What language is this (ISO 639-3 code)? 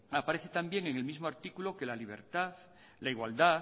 spa